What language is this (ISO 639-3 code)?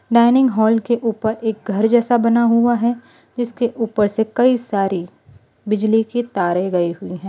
hin